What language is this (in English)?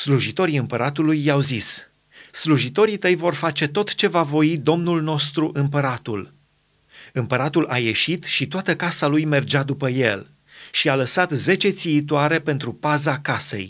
Romanian